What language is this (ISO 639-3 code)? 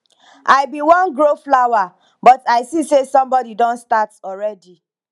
pcm